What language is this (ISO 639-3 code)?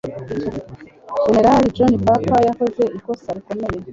kin